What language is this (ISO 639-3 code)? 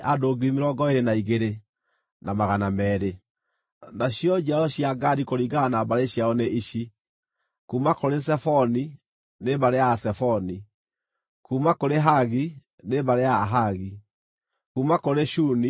kik